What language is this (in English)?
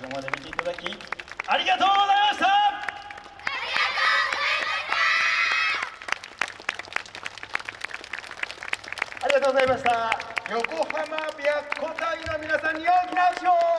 Japanese